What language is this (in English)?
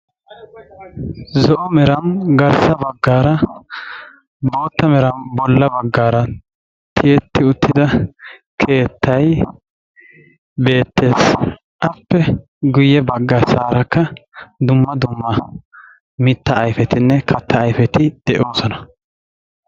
Wolaytta